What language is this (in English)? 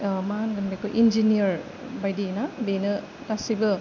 Bodo